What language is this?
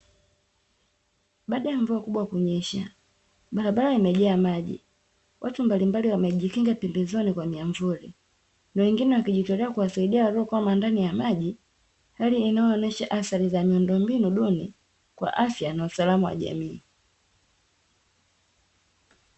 Swahili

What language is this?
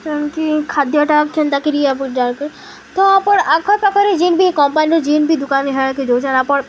Odia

